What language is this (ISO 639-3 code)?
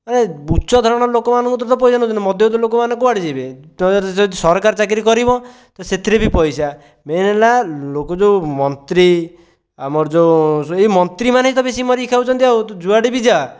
ori